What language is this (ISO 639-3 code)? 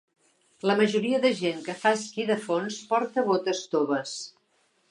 cat